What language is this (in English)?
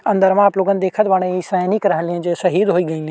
Bhojpuri